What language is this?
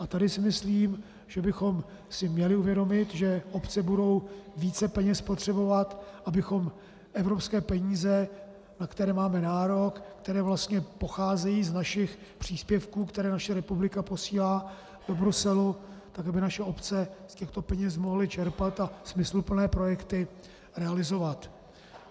Czech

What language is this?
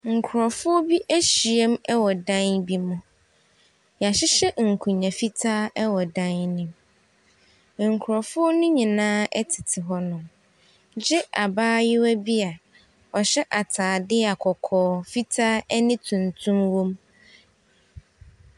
Akan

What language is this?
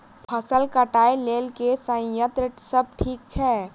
Maithili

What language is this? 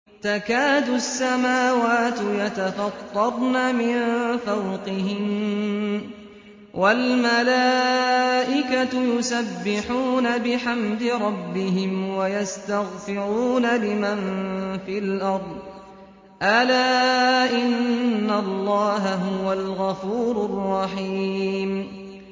Arabic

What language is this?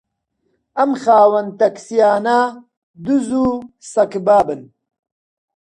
Central Kurdish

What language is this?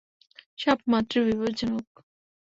Bangla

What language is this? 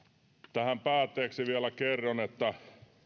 Finnish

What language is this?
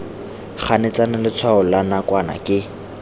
Tswana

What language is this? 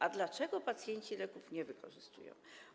Polish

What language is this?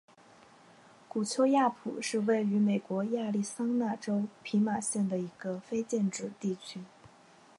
Chinese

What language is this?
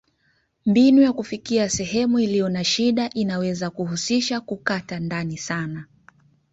Swahili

